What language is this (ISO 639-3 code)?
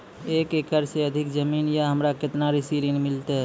mai